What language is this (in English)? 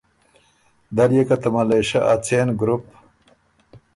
Ormuri